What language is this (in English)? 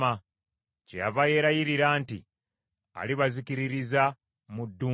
Ganda